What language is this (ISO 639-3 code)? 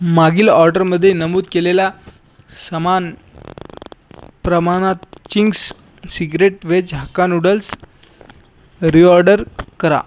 mar